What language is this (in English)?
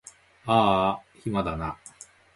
Japanese